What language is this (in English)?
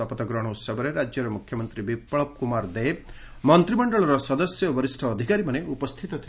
Odia